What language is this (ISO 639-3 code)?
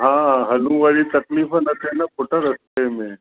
snd